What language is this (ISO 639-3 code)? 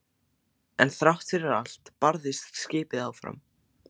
isl